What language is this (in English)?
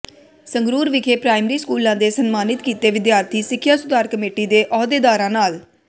Punjabi